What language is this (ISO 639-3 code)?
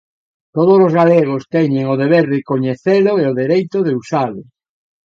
glg